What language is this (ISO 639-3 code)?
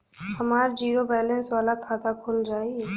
bho